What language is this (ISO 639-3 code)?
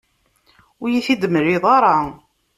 kab